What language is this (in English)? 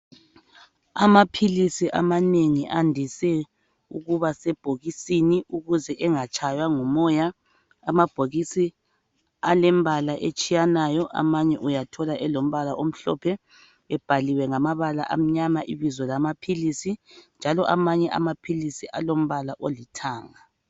North Ndebele